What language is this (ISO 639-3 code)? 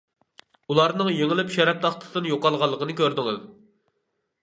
uig